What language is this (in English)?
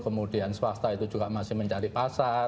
Indonesian